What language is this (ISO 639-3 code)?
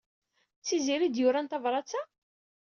kab